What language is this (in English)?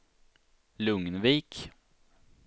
Swedish